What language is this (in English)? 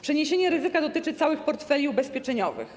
Polish